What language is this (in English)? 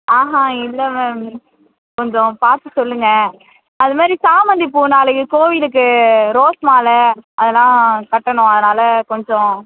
Tamil